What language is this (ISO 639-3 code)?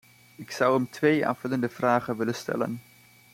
nld